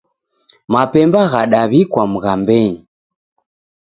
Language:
Taita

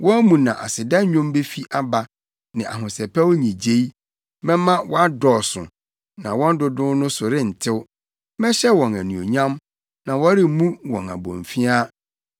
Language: Akan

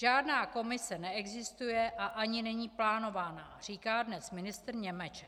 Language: Czech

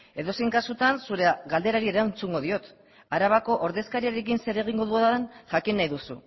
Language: Basque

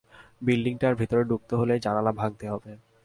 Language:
Bangla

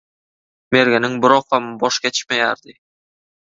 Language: Turkmen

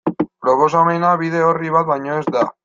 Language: Basque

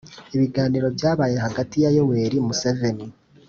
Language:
Kinyarwanda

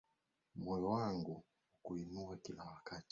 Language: Swahili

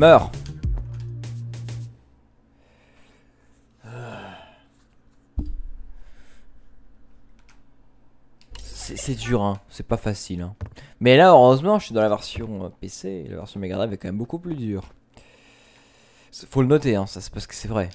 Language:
French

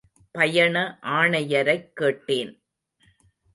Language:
Tamil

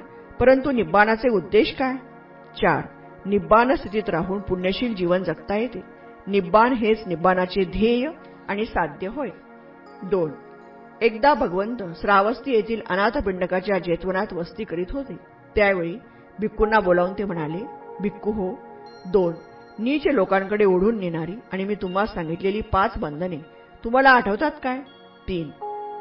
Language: Marathi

